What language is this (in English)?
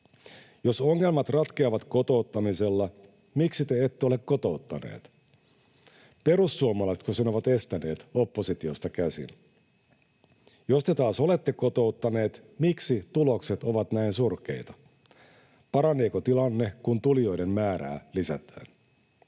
Finnish